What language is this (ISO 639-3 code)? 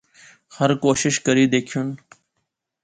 phr